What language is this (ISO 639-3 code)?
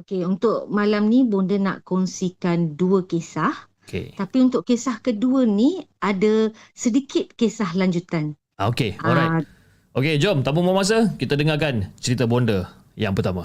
msa